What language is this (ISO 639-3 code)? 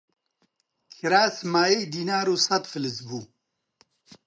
ckb